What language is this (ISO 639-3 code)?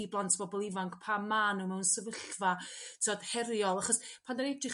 cym